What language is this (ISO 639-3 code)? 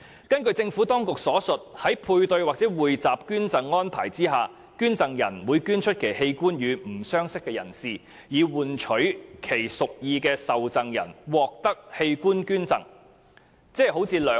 yue